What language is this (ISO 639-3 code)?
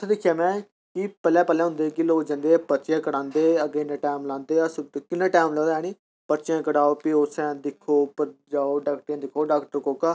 doi